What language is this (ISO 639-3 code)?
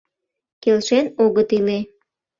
chm